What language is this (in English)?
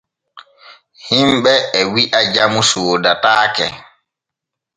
Borgu Fulfulde